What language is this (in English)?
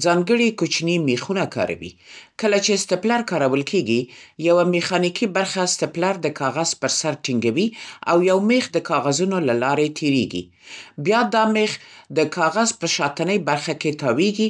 Central Pashto